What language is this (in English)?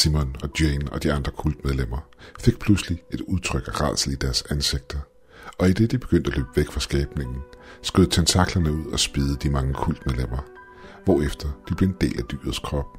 Danish